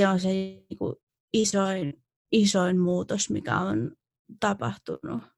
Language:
Finnish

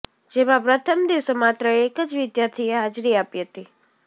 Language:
Gujarati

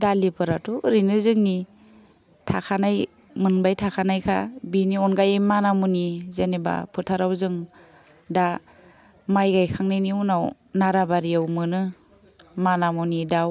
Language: Bodo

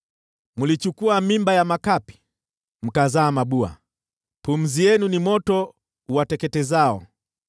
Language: Swahili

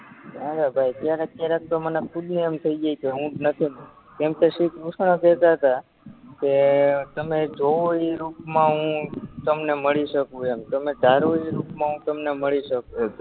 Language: Gujarati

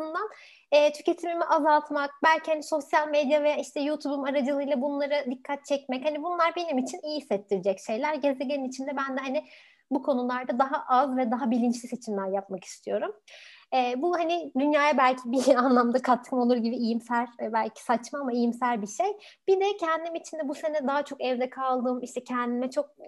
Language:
Turkish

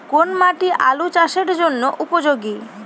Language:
Bangla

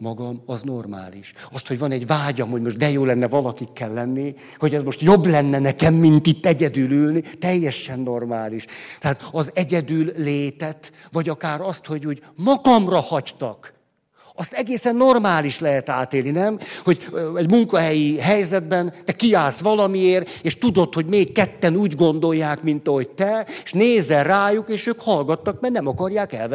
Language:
Hungarian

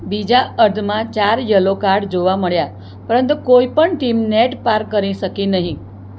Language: Gujarati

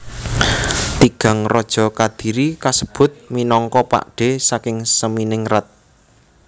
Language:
Javanese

